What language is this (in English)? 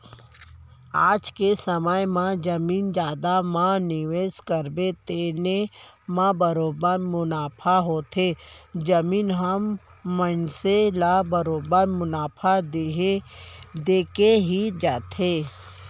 Chhattisgarhi